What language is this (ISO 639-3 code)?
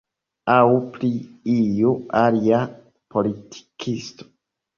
epo